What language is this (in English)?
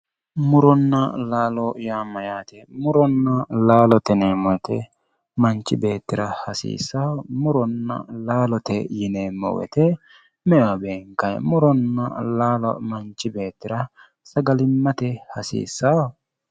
Sidamo